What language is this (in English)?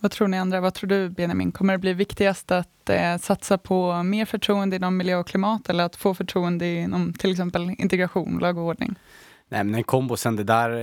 Swedish